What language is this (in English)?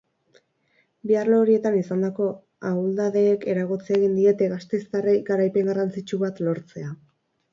Basque